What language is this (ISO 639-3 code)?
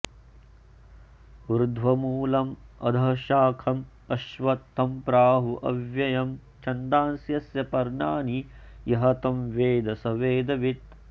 san